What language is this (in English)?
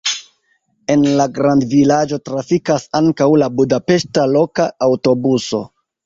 Esperanto